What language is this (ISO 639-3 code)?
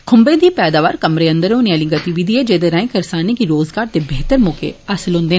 doi